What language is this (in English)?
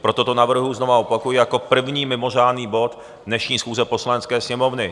Czech